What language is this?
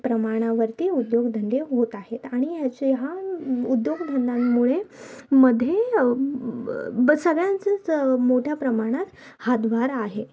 Marathi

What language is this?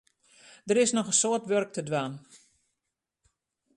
Western Frisian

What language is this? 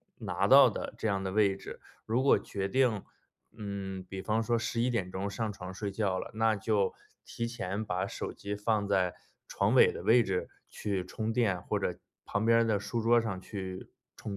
Chinese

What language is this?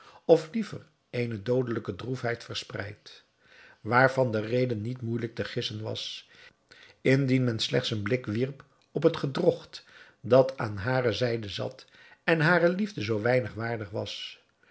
Dutch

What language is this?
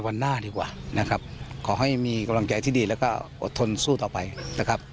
Thai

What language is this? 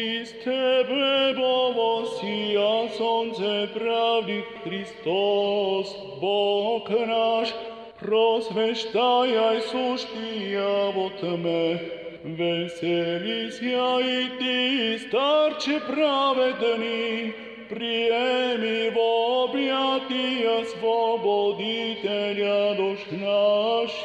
Bulgarian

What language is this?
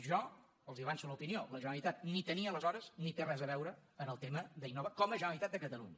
Catalan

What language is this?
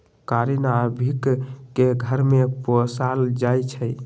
Magahi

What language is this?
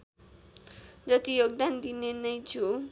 Nepali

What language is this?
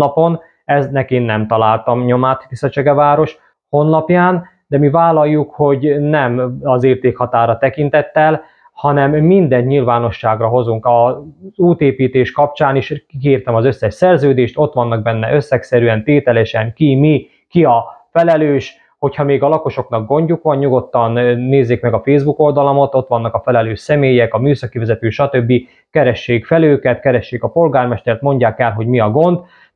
Hungarian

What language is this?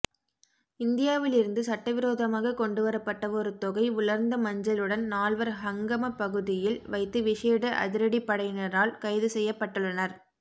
Tamil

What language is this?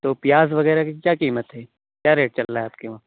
Urdu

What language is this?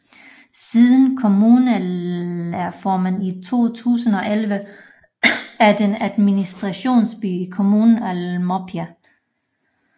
Danish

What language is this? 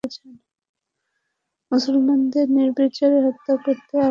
Bangla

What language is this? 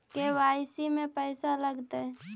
Magahi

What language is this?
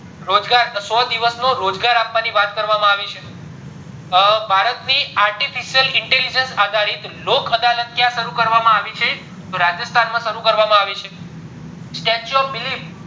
Gujarati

